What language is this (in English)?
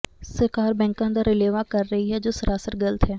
Punjabi